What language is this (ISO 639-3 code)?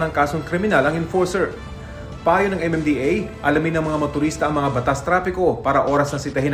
fil